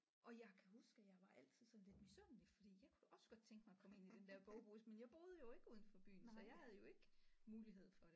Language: Danish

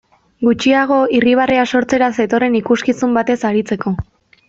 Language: Basque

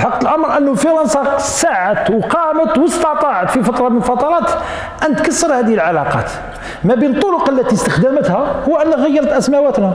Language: Arabic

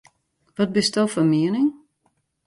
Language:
Western Frisian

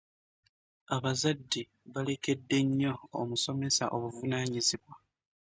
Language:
Ganda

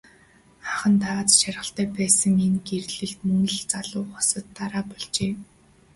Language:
Mongolian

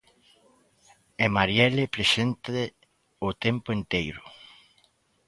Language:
Galician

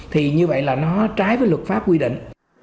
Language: Vietnamese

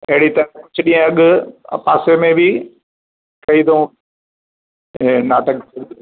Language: Sindhi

